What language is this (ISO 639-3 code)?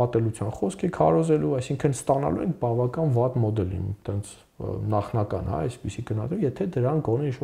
ron